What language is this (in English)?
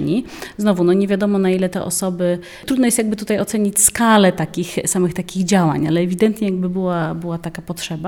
Polish